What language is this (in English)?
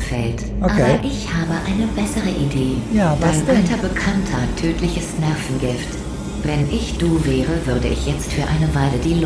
German